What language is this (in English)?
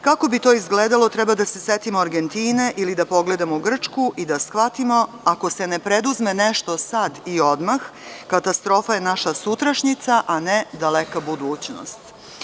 Serbian